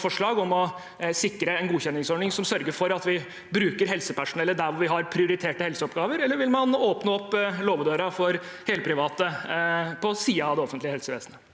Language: Norwegian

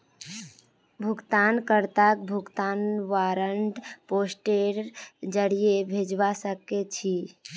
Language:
Magahi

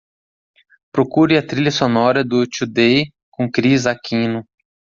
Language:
Portuguese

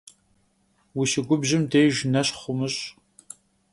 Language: Kabardian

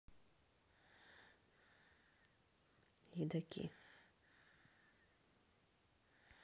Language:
Russian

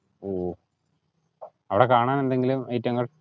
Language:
Malayalam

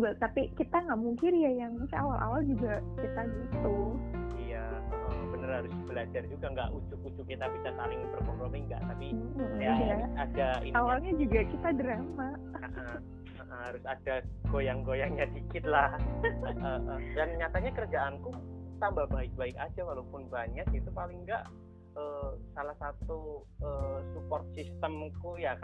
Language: Indonesian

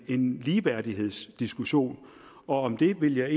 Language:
Danish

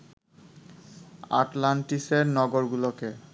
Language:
Bangla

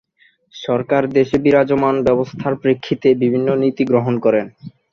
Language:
Bangla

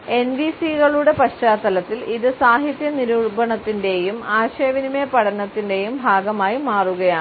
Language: Malayalam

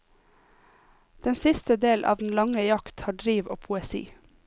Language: Norwegian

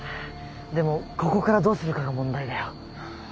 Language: Japanese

